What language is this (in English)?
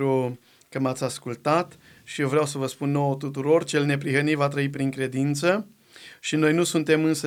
Romanian